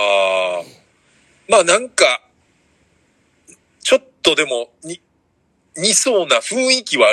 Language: Japanese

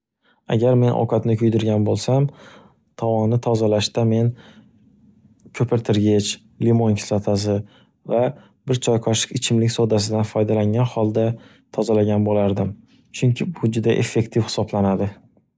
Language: Uzbek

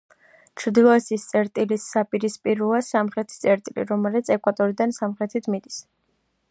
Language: Georgian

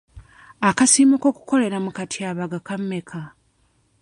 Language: Ganda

